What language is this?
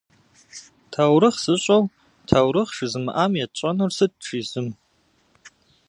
Kabardian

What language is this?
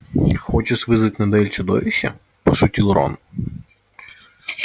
Russian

